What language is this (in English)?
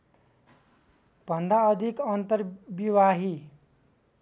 Nepali